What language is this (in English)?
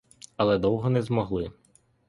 Ukrainian